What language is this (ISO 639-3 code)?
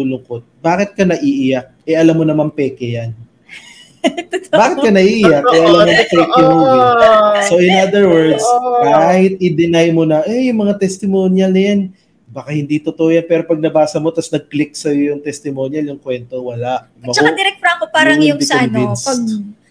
fil